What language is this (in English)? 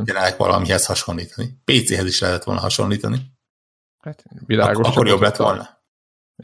Hungarian